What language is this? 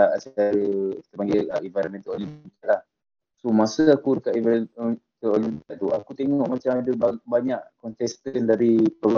Malay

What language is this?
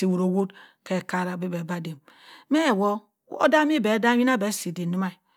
Cross River Mbembe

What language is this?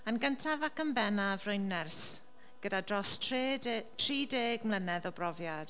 Welsh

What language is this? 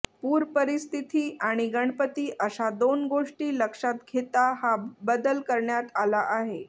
Marathi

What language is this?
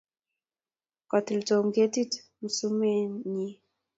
Kalenjin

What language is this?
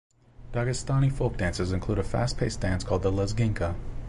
English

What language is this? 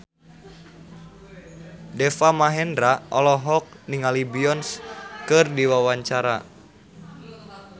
Sundanese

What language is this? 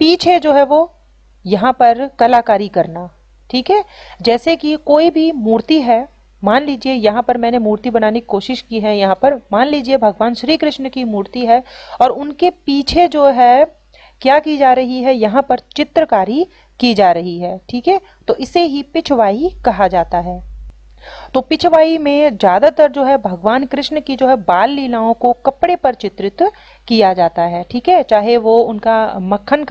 Hindi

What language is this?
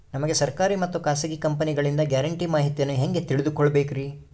Kannada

